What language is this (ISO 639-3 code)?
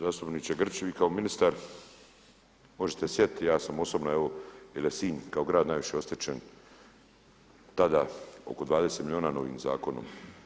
hrv